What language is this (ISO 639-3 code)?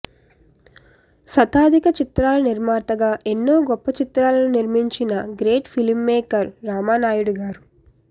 tel